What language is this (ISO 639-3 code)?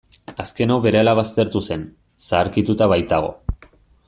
eus